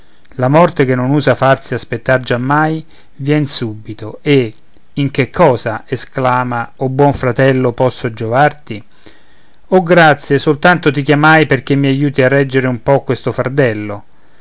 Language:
Italian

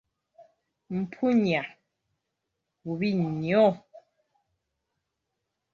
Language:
Ganda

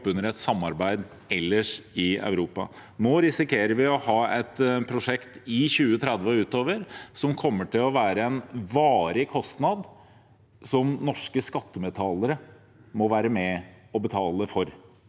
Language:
Norwegian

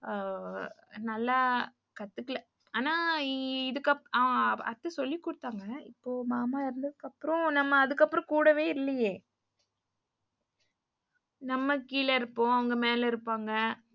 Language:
Tamil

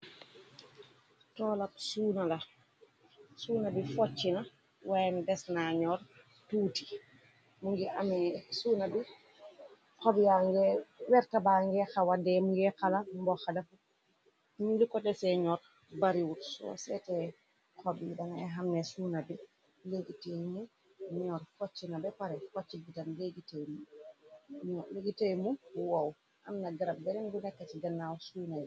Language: Wolof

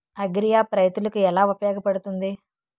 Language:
Telugu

